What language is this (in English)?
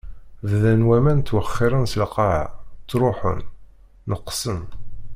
Kabyle